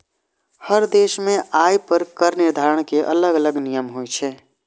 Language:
Maithili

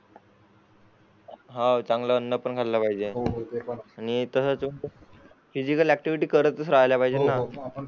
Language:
Marathi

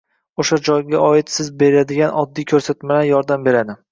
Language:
Uzbek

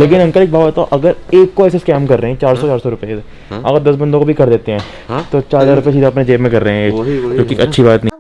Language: Hindi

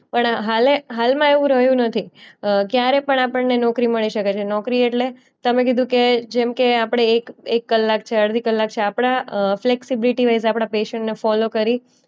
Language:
Gujarati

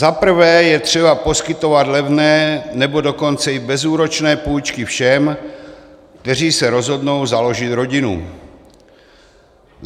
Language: Czech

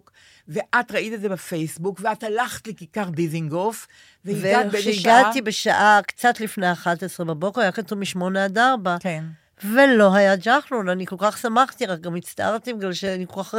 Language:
Hebrew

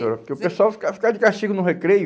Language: Portuguese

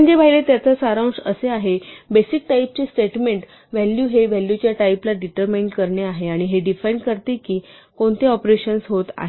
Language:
Marathi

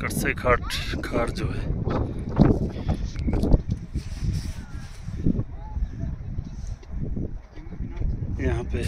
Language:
Hindi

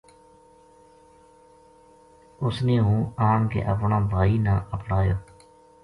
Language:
Gujari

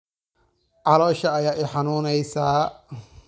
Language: Somali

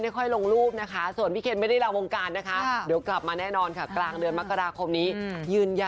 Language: Thai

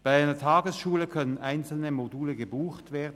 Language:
Swiss German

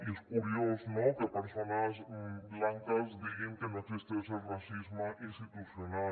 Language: Catalan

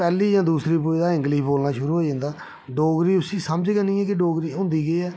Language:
Dogri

